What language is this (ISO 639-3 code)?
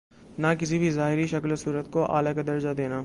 urd